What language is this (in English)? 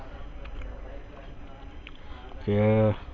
Gujarati